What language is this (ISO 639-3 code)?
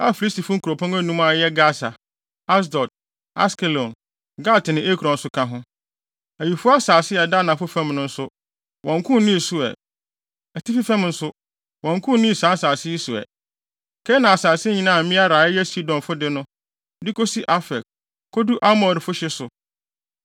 aka